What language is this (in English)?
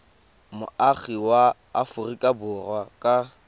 Tswana